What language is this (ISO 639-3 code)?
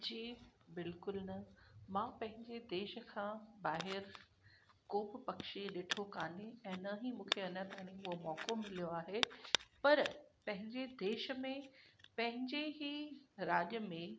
snd